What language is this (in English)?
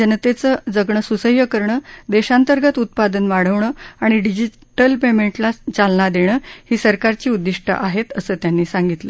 Marathi